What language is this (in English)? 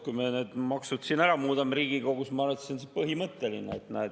Estonian